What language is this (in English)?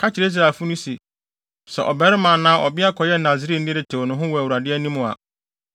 Akan